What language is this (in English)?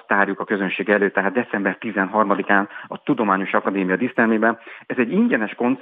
Hungarian